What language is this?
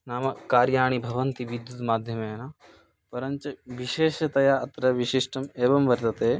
Sanskrit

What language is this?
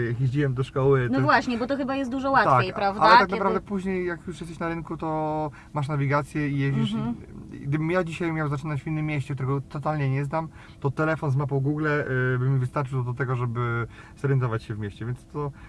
Polish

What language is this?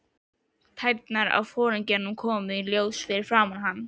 Icelandic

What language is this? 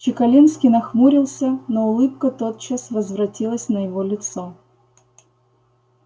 Russian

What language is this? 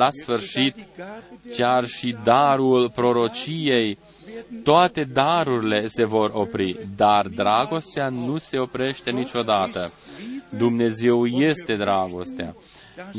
Romanian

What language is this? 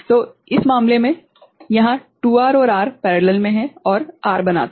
Hindi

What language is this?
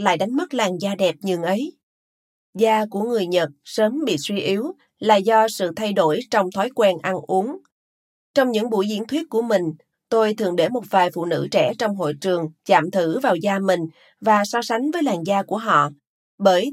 Vietnamese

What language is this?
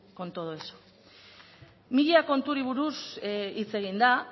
Basque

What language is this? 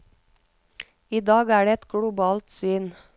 Norwegian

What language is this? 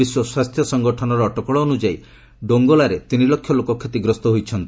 Odia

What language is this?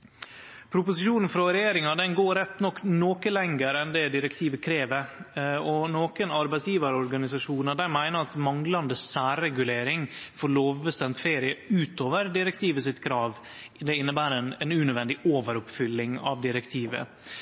Norwegian Nynorsk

